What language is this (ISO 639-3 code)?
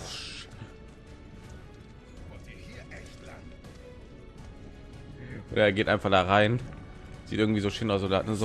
deu